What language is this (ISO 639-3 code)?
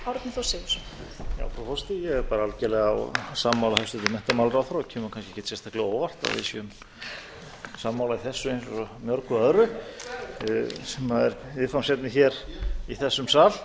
isl